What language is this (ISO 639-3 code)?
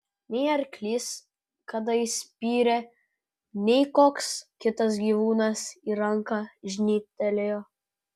lit